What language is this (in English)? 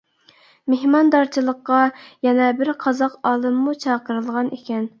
Uyghur